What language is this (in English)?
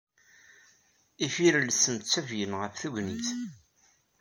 Kabyle